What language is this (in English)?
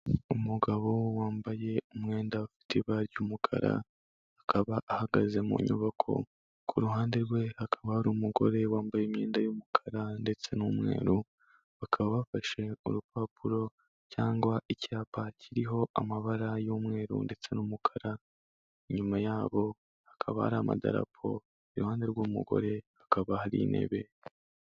Kinyarwanda